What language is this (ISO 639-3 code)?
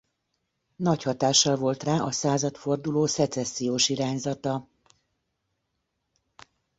hun